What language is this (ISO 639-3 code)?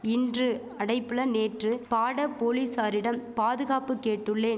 tam